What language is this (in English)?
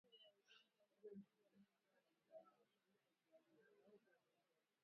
Swahili